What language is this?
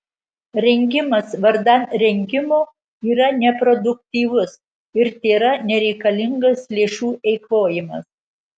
Lithuanian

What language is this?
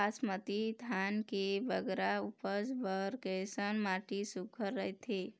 Chhattisgarhi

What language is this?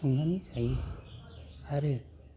Bodo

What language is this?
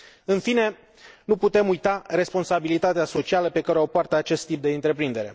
Romanian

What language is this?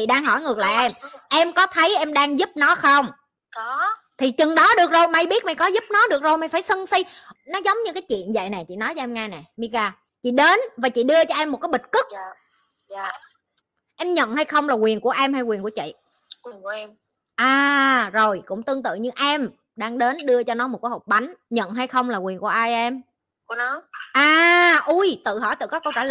Vietnamese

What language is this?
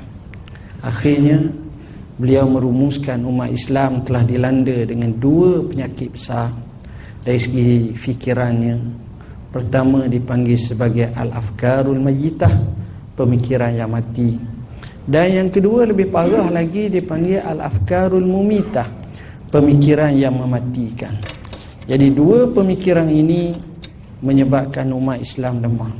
Malay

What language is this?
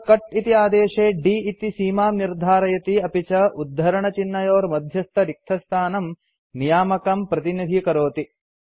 Sanskrit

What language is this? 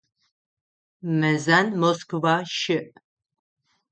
Adyghe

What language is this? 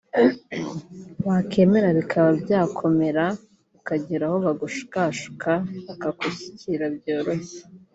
Kinyarwanda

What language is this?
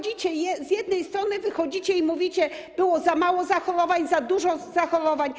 Polish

